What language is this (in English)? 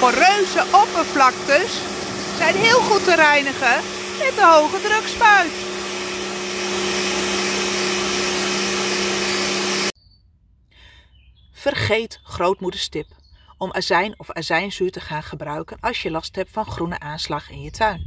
Dutch